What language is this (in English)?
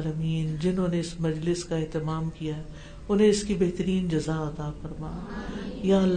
Urdu